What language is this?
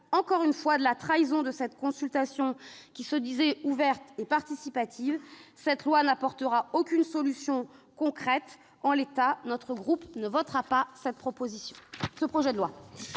French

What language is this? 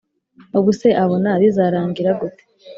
Kinyarwanda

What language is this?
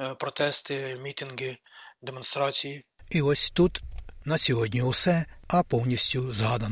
Ukrainian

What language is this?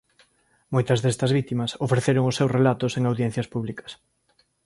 Galician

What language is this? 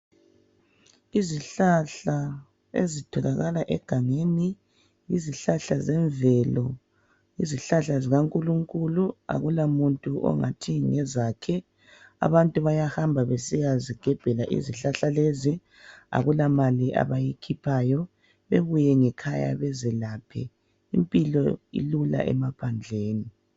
North Ndebele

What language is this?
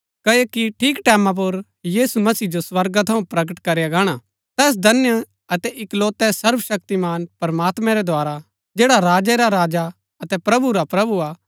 Gaddi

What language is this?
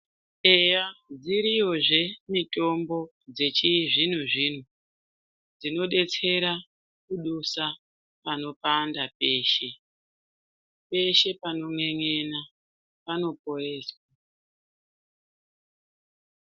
Ndau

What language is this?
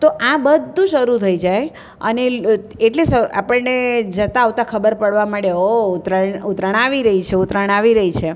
Gujarati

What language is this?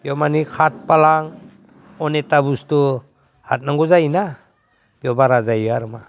Bodo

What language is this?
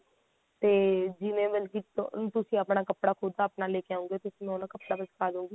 Punjabi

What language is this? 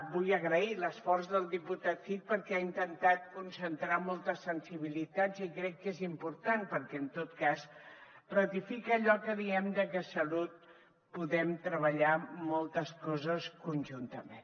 Catalan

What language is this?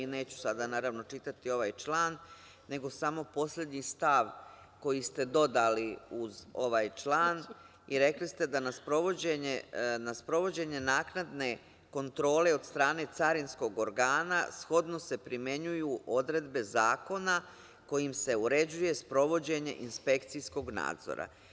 Serbian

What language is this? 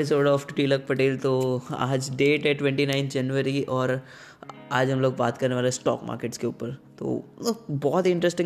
Hindi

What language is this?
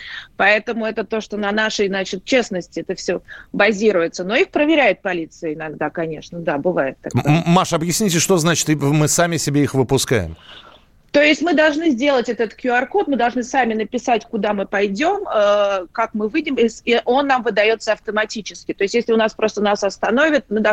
Russian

